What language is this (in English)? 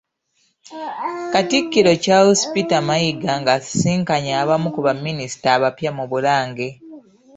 Ganda